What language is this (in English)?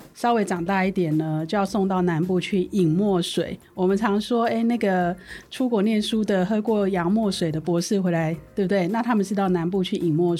Chinese